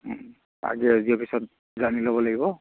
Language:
Assamese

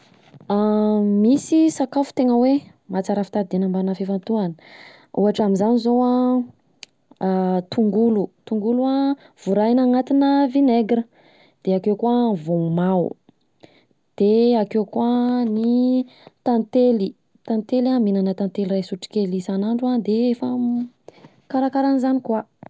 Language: Southern Betsimisaraka Malagasy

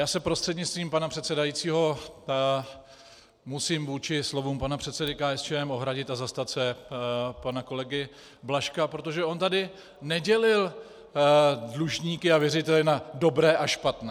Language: Czech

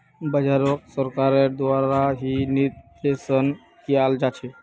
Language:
Magahi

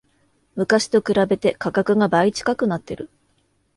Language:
Japanese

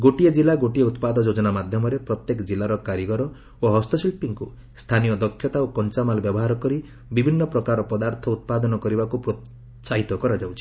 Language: Odia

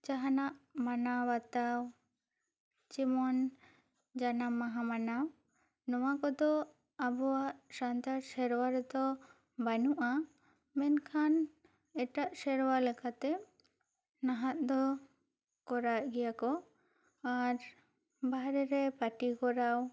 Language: Santali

